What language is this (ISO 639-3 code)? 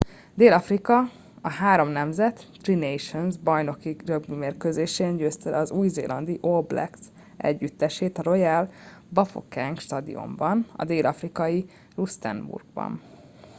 hun